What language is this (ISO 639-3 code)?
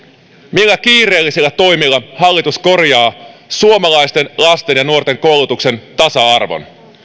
fin